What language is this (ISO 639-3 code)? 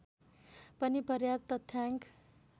nep